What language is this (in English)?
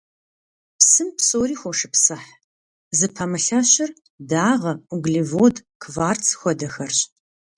Kabardian